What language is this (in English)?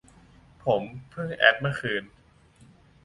Thai